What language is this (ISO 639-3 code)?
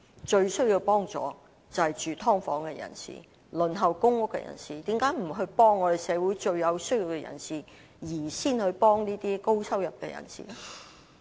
yue